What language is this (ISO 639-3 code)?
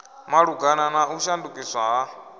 ven